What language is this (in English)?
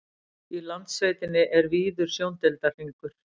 Icelandic